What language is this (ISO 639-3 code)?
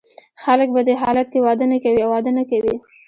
pus